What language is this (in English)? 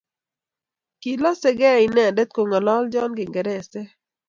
Kalenjin